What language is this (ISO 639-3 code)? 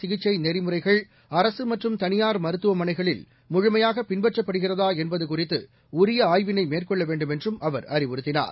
tam